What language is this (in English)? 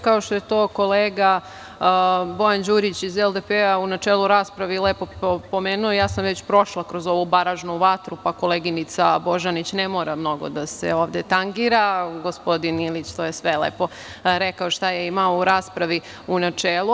Serbian